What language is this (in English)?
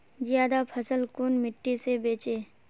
Magahi